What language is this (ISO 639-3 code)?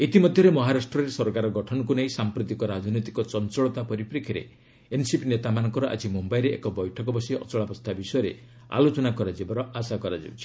ori